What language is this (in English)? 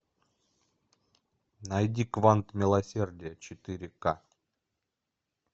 Russian